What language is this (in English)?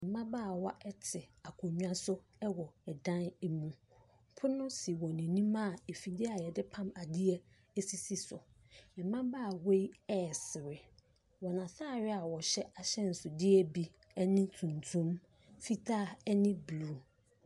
Akan